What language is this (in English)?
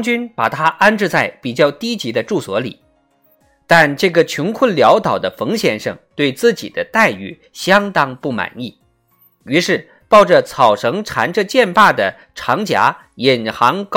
Chinese